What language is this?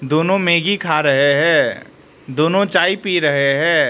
Hindi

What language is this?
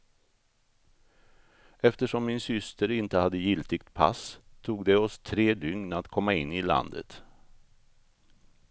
Swedish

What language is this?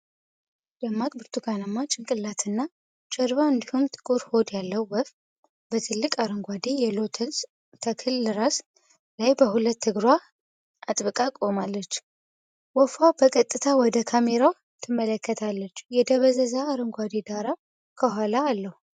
Amharic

